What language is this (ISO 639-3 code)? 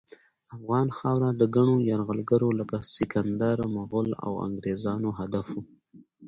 pus